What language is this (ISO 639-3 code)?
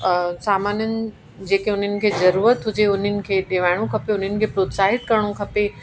snd